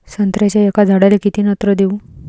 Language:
Marathi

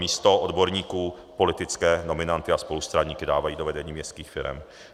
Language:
Czech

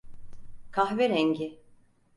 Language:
Turkish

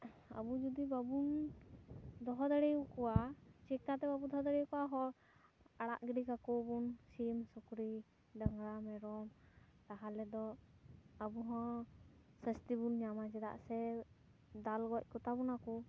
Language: Santali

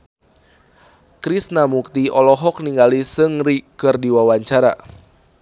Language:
Sundanese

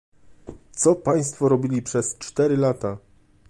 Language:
Polish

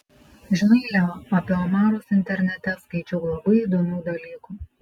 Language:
Lithuanian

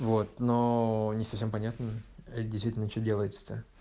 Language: Russian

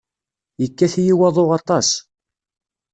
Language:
Kabyle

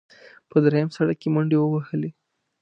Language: Pashto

